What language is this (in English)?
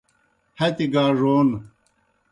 Kohistani Shina